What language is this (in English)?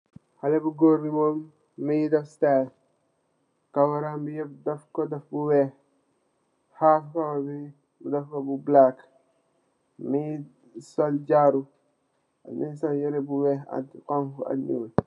Wolof